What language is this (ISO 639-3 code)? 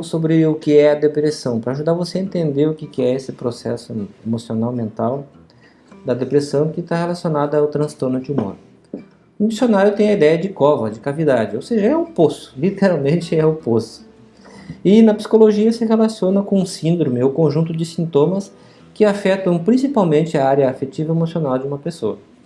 por